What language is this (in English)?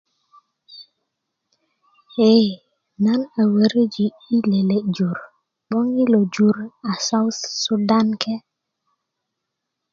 Kuku